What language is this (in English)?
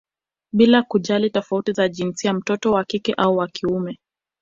Swahili